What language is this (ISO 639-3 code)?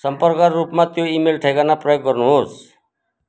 nep